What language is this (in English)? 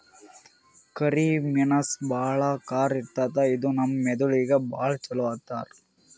Kannada